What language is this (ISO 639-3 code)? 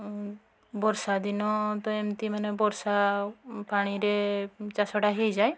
ori